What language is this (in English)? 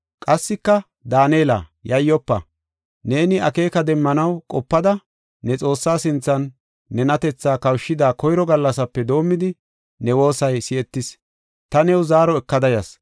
Gofa